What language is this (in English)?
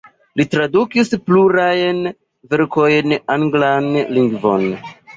Esperanto